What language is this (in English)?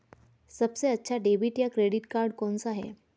Hindi